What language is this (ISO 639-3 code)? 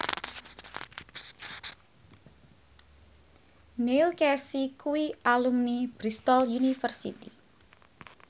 jav